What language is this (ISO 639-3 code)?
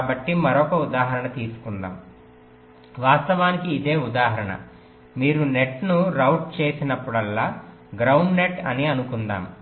tel